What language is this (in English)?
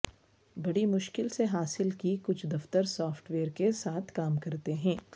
Urdu